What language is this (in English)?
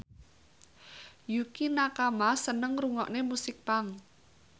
Javanese